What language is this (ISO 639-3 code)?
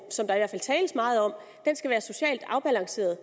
dan